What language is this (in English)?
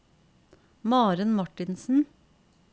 Norwegian